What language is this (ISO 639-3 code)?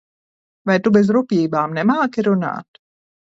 lav